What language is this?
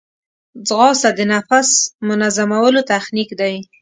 Pashto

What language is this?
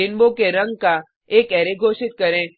Hindi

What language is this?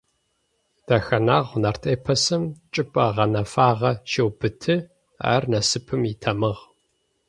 Adyghe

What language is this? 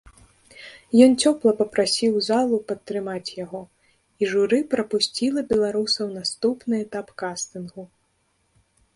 Belarusian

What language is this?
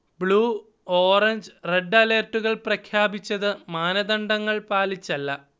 Malayalam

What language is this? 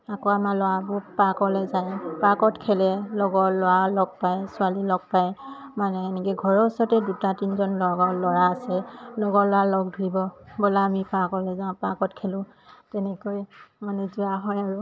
Assamese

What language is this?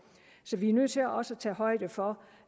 Danish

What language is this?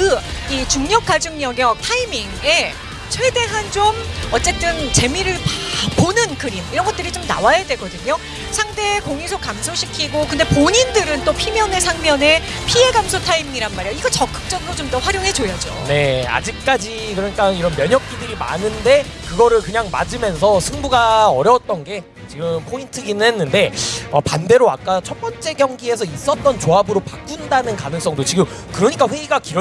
Korean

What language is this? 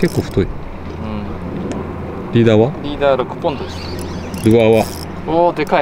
Japanese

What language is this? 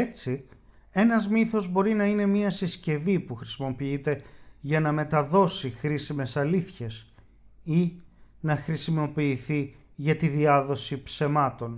Greek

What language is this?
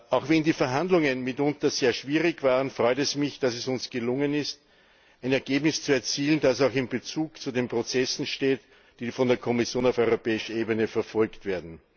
German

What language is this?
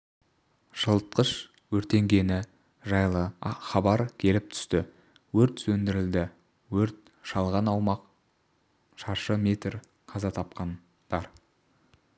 Kazakh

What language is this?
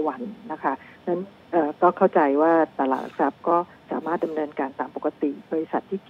Thai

